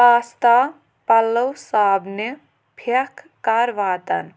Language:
Kashmiri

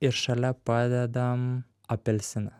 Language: Lithuanian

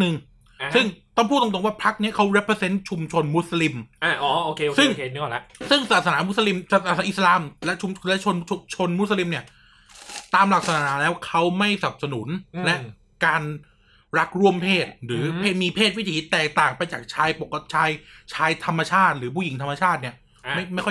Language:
Thai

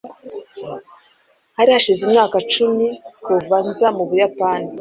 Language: Kinyarwanda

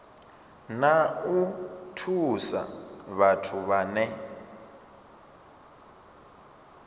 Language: Venda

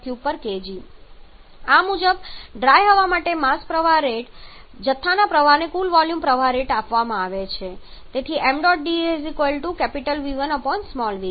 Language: Gujarati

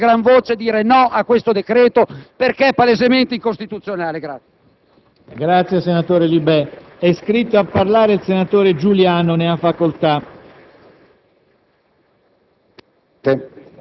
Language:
Italian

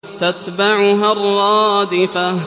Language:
Arabic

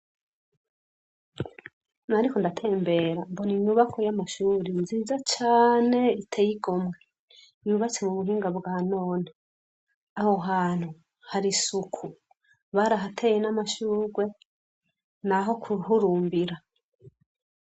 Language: Rundi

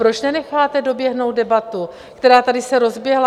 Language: Czech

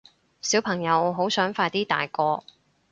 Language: Cantonese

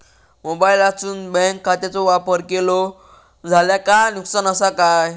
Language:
Marathi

